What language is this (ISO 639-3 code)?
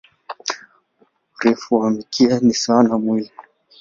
swa